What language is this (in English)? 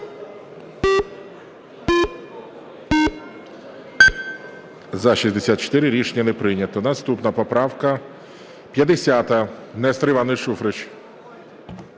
Ukrainian